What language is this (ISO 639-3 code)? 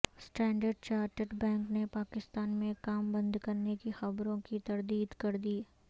urd